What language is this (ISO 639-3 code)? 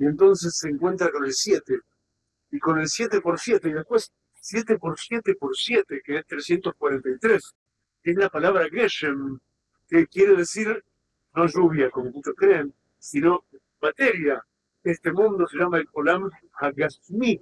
spa